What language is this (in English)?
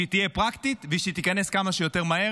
Hebrew